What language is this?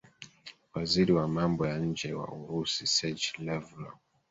Swahili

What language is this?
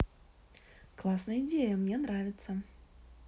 Russian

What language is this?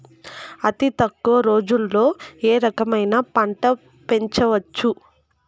Telugu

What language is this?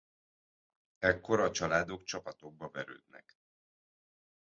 Hungarian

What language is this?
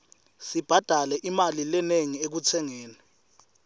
Swati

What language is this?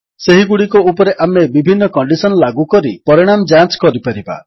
Odia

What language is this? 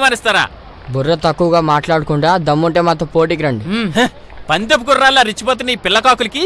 English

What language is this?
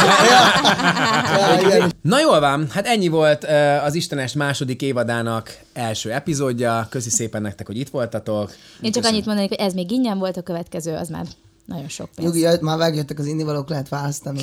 Hungarian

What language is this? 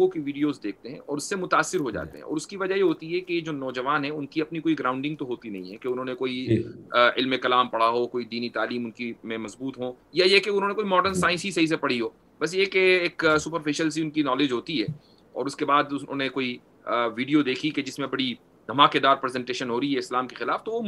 Urdu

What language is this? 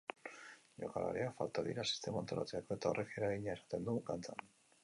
Basque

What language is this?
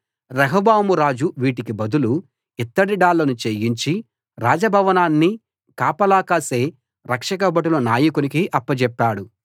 Telugu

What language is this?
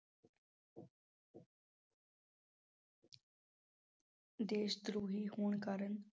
Punjabi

